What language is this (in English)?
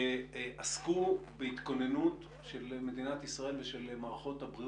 Hebrew